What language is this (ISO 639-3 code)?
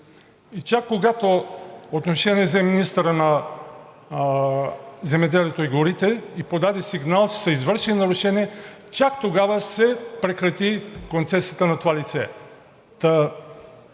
bul